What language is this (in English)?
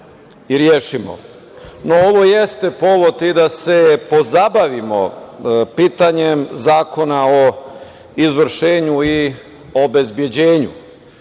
Serbian